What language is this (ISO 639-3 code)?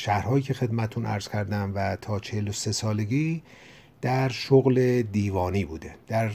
fas